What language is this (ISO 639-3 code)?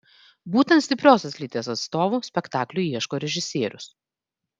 lit